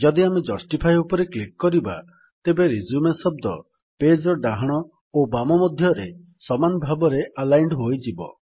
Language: Odia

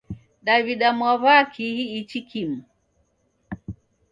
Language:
Taita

